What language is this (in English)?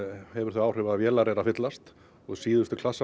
Icelandic